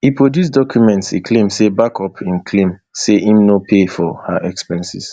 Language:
Nigerian Pidgin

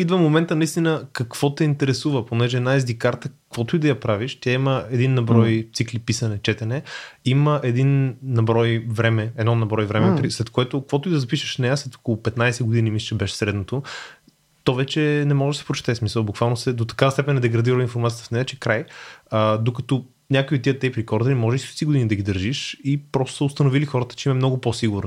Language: Bulgarian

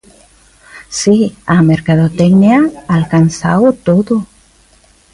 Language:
Galician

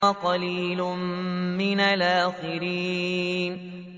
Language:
Arabic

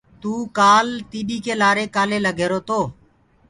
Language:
Gurgula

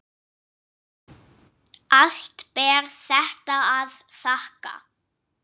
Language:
Icelandic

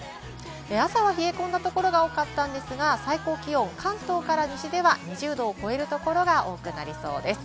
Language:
Japanese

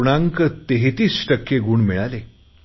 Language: Marathi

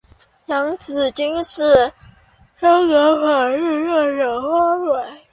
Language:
Chinese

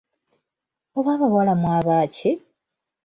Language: Ganda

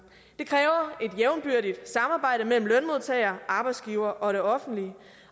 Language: Danish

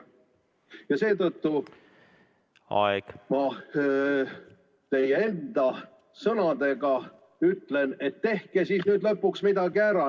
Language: Estonian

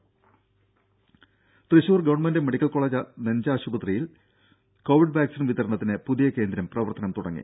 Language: Malayalam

